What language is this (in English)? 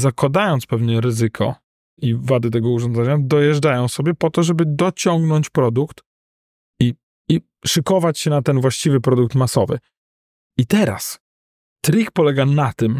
Polish